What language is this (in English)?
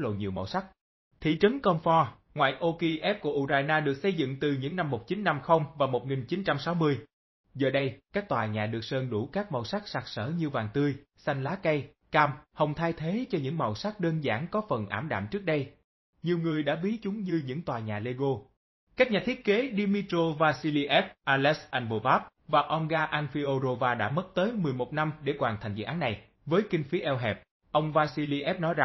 Vietnamese